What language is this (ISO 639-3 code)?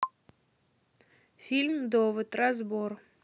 rus